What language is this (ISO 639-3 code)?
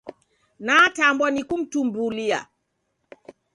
dav